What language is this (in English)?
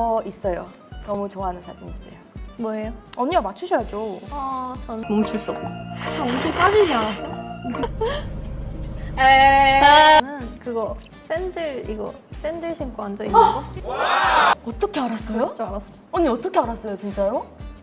Korean